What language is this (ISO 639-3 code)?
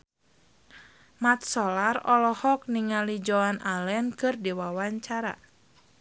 sun